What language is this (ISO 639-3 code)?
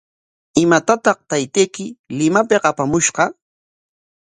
qwa